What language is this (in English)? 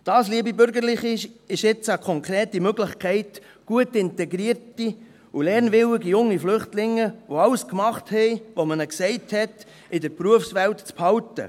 Swiss German